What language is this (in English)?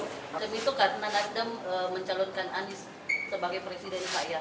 Indonesian